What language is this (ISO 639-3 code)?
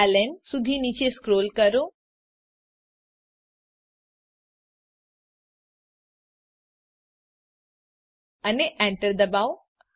guj